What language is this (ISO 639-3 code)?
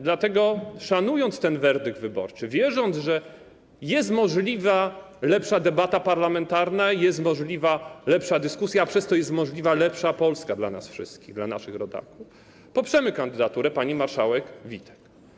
pol